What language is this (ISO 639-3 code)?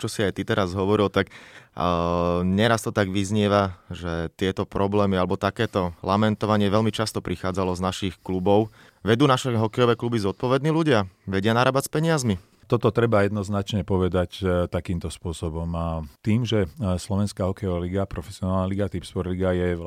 slk